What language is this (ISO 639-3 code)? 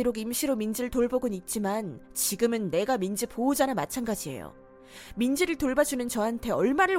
kor